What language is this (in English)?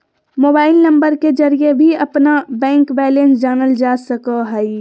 Magahi